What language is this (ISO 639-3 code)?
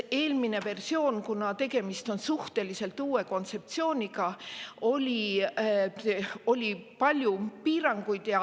est